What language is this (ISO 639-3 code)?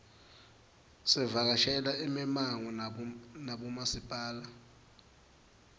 ssw